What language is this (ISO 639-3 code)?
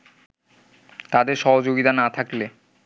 ben